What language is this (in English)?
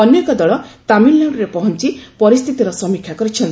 Odia